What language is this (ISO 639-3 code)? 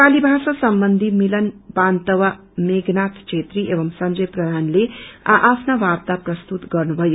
nep